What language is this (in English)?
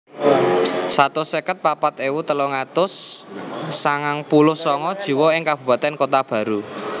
Javanese